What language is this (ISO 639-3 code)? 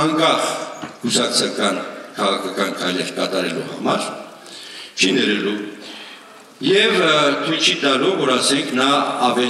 ron